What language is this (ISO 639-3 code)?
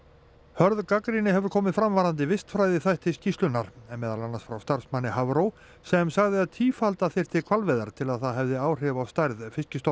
isl